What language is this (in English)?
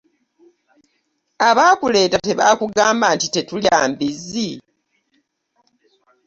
Ganda